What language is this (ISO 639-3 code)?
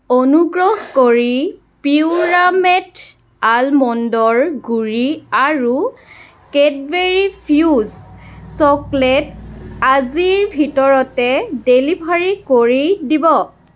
asm